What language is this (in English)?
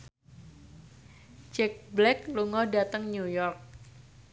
Javanese